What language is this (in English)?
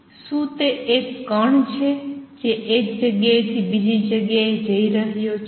Gujarati